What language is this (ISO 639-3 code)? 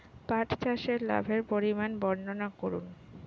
ben